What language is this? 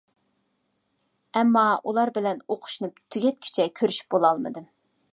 Uyghur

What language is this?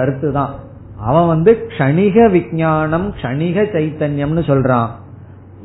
Tamil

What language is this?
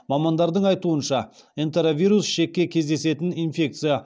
Kazakh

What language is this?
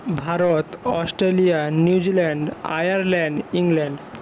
Bangla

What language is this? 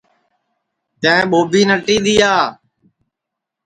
Sansi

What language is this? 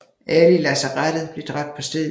Danish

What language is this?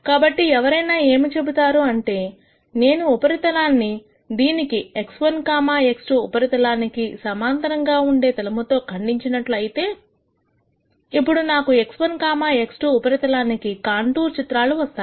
Telugu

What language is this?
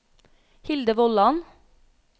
Norwegian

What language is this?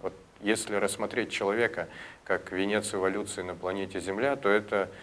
Russian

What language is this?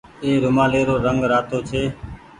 Goaria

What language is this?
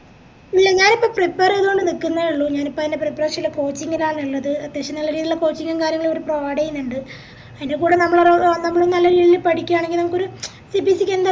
Malayalam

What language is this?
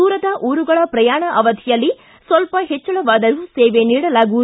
Kannada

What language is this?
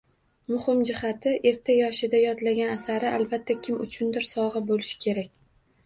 Uzbek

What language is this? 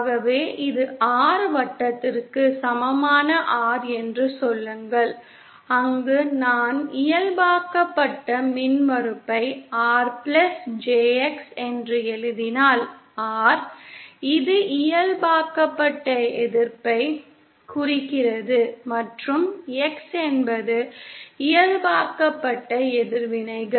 Tamil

